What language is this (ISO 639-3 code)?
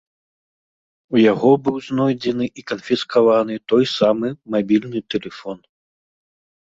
bel